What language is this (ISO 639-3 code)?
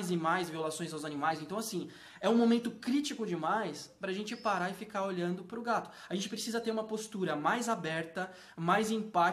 por